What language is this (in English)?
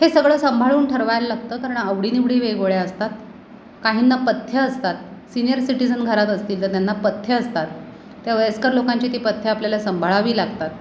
Marathi